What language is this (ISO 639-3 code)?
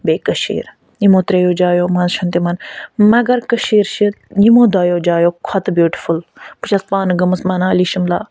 kas